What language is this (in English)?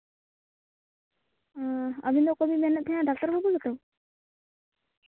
Santali